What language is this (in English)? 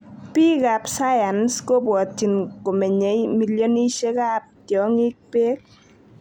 Kalenjin